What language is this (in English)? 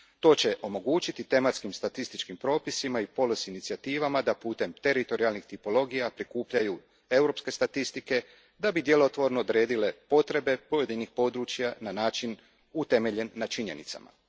Croatian